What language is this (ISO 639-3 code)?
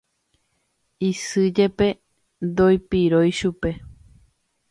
grn